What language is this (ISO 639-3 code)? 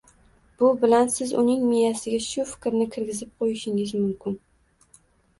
uzb